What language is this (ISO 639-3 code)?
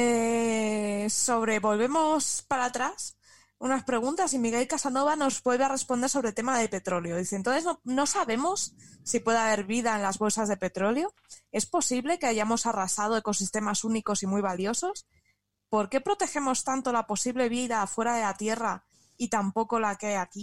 spa